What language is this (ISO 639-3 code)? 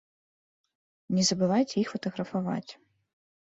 bel